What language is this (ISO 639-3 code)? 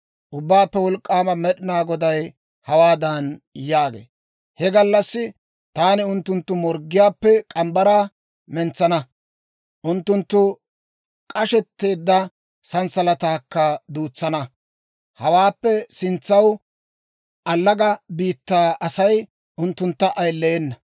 dwr